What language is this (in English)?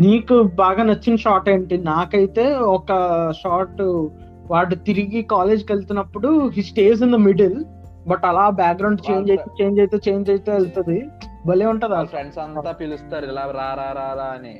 Telugu